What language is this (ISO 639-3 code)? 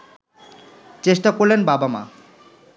ben